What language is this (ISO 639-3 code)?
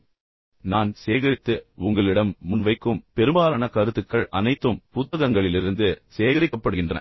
tam